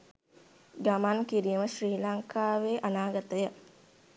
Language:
Sinhala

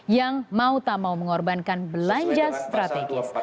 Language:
Indonesian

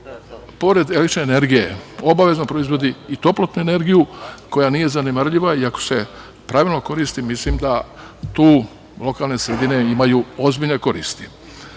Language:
Serbian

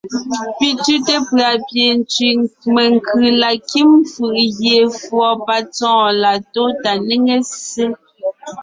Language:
Ngiemboon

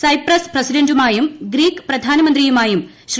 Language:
Malayalam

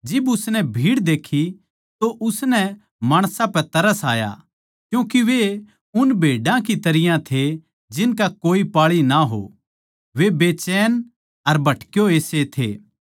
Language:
Haryanvi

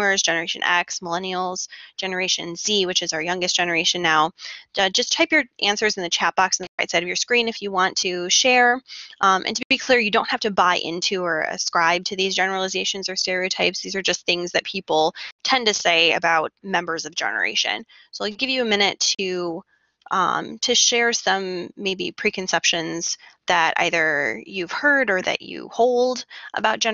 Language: English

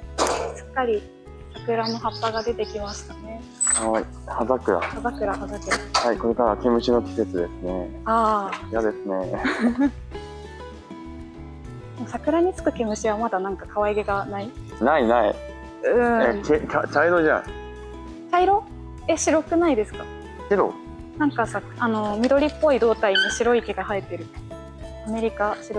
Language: Japanese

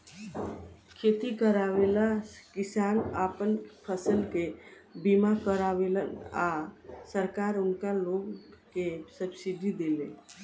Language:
Bhojpuri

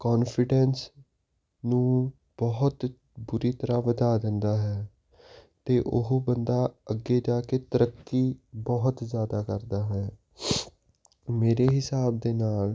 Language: Punjabi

